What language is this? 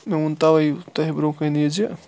Kashmiri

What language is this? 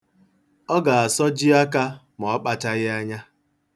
Igbo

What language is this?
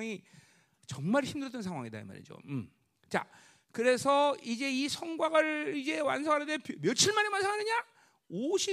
Korean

